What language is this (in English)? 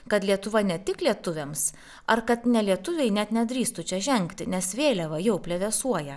Lithuanian